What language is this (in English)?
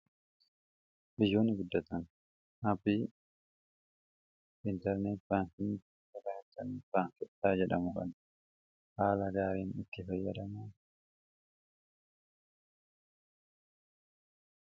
Oromo